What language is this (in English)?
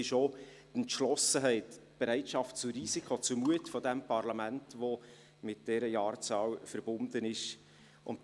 Swiss German